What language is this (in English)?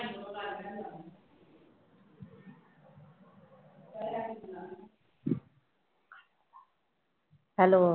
Punjabi